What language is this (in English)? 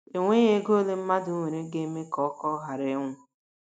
Igbo